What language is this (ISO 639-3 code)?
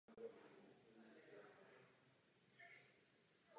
ces